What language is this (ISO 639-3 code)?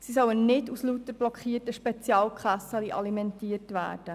gsw